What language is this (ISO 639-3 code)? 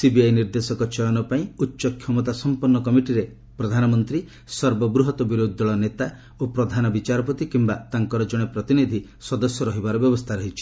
ori